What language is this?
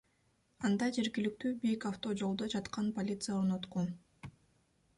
Kyrgyz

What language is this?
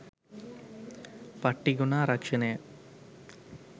Sinhala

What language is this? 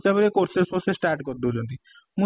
Odia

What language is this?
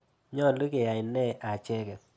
Kalenjin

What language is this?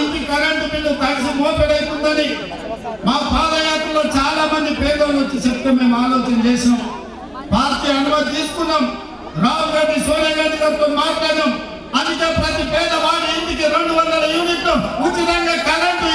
Telugu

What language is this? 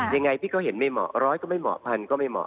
Thai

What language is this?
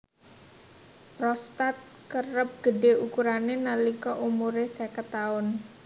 Javanese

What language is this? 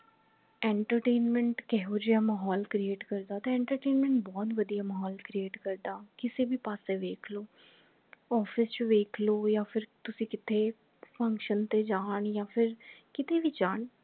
Punjabi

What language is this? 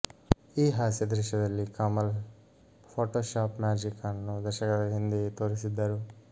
Kannada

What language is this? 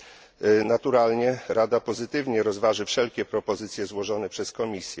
Polish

